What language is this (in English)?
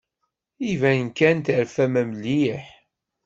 Kabyle